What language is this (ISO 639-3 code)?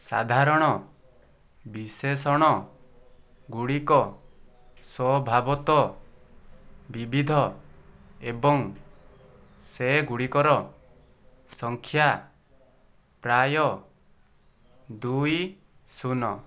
ori